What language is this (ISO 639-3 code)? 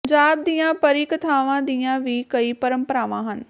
pan